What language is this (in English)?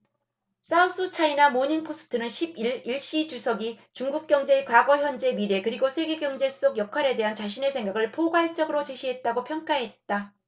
Korean